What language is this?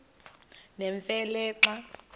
Xhosa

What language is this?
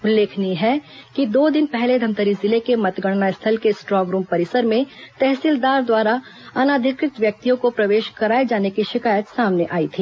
Hindi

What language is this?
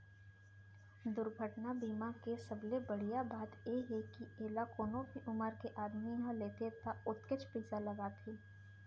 Chhattisgarhi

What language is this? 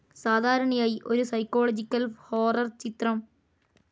Malayalam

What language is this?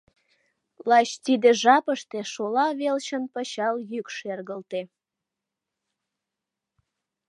Mari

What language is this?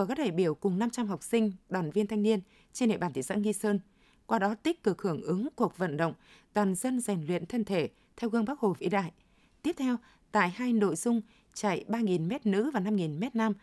Vietnamese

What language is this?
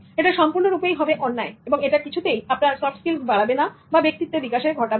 Bangla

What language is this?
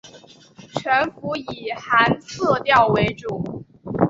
Chinese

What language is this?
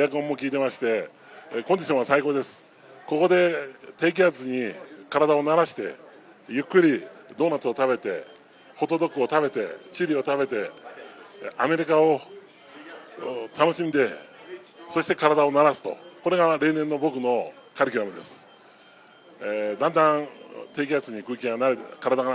Japanese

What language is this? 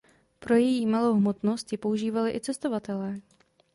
Czech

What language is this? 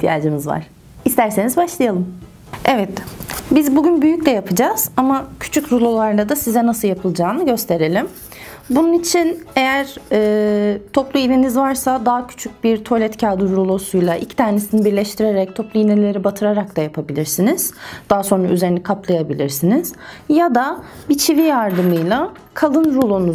Turkish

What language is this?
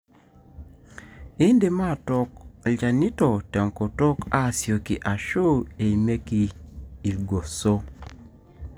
Masai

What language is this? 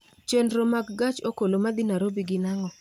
Luo (Kenya and Tanzania)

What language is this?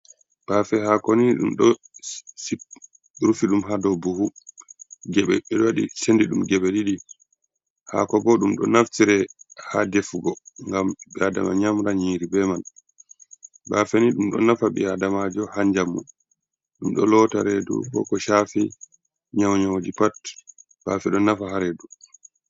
Fula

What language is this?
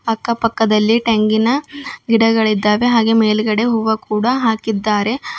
Kannada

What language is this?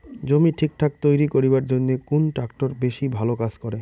Bangla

